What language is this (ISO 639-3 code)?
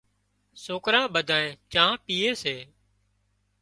kxp